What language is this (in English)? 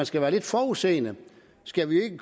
Danish